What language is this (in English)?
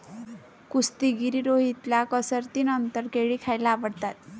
Marathi